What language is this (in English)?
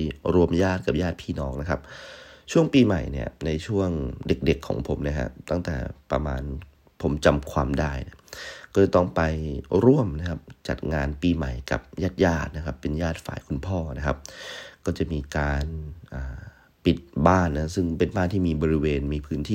Thai